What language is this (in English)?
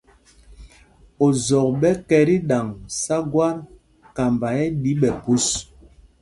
Mpumpong